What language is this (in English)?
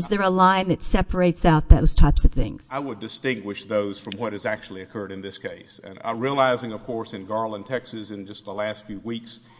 English